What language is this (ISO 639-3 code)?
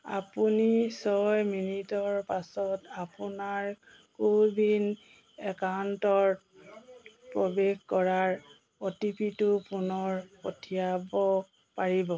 asm